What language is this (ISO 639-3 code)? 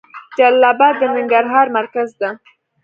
pus